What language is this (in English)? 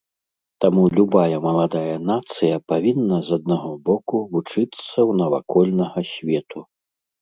Belarusian